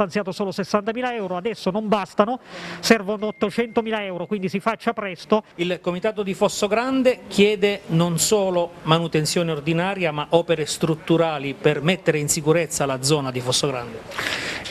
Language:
Italian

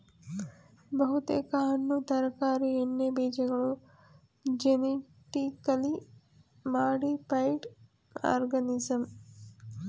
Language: Kannada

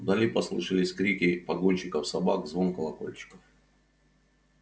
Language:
Russian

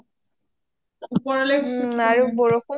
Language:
Assamese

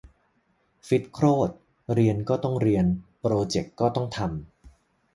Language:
Thai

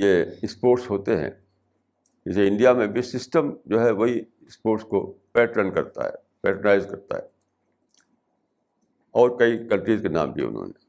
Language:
Urdu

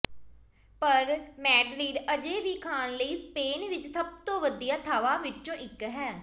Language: Punjabi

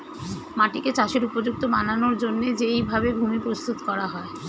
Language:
Bangla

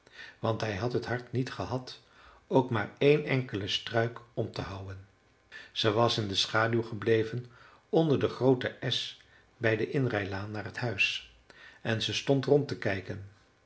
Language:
Dutch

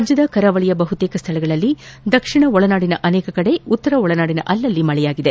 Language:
Kannada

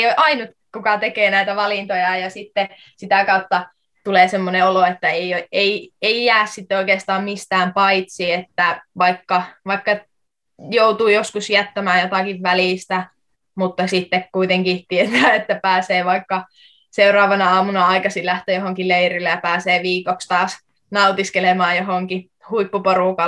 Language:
Finnish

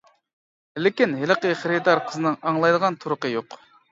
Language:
Uyghur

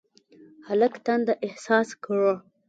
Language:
Pashto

